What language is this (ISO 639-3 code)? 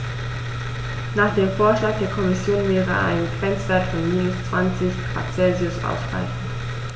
deu